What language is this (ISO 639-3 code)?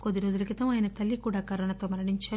tel